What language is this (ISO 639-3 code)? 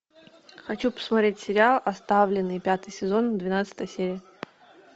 rus